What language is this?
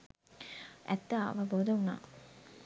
Sinhala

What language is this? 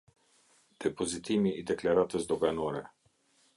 Albanian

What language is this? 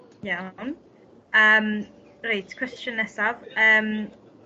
Welsh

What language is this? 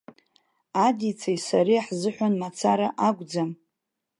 Abkhazian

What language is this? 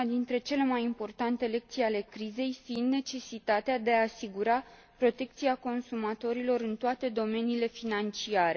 Romanian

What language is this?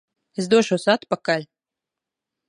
Latvian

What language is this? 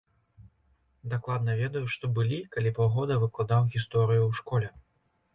Belarusian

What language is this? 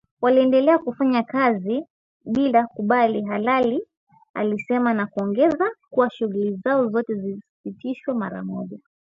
Swahili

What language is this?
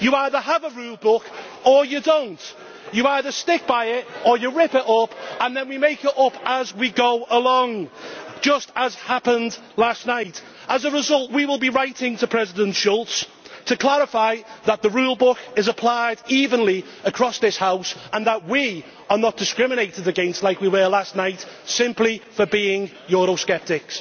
English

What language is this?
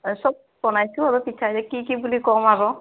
Assamese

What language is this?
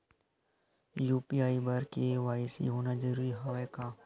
Chhattisgarhi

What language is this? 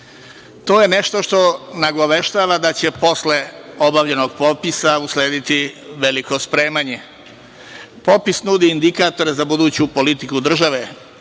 Serbian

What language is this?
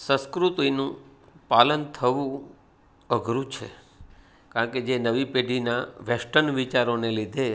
Gujarati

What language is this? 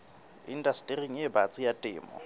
Southern Sotho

